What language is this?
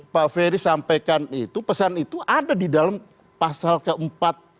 Indonesian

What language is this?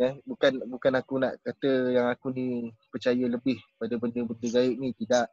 Malay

